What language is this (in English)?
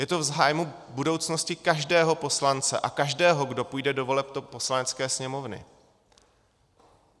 Czech